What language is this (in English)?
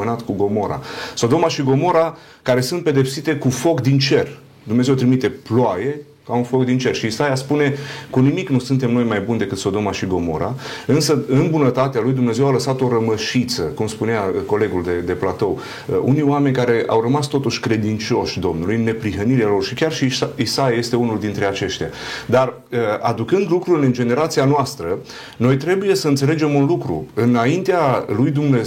Romanian